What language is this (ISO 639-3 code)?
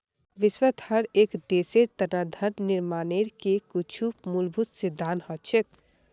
mag